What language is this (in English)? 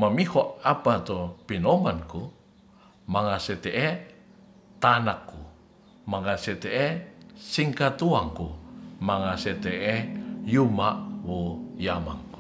Ratahan